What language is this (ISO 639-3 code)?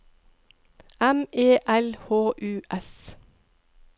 nor